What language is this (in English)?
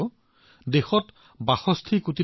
Assamese